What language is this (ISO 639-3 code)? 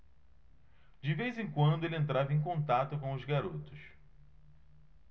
por